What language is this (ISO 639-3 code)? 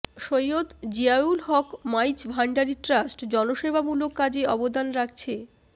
ben